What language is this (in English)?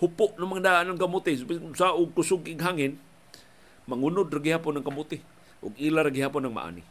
Filipino